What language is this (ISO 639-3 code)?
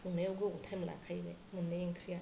brx